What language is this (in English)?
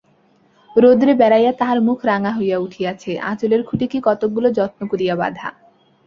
Bangla